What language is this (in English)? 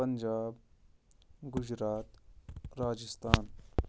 Kashmiri